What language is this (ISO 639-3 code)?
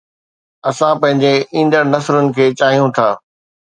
snd